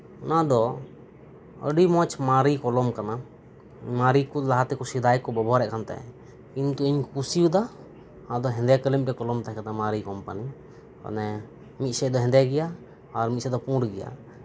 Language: Santali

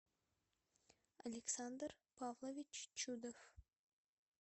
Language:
Russian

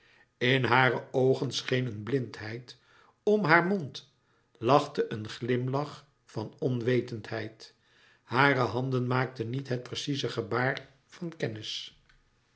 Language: Dutch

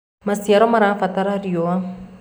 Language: Kikuyu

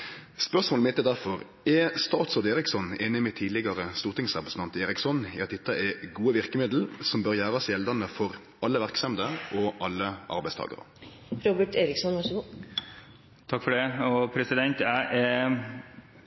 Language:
Norwegian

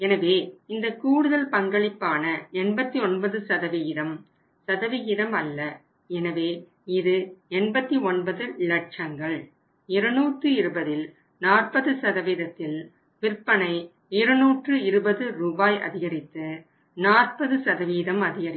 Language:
Tamil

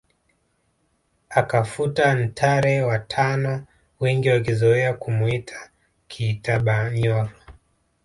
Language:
Swahili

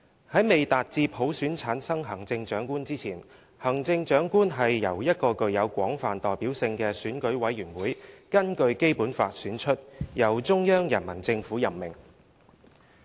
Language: Cantonese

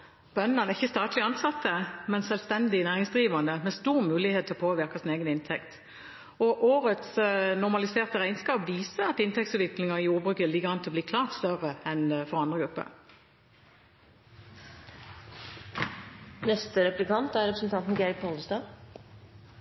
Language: Norwegian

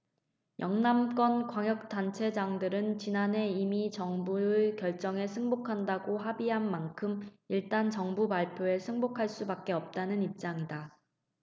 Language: Korean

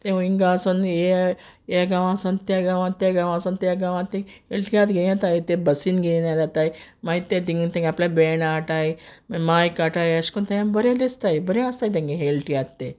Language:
Konkani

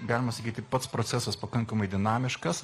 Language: Lithuanian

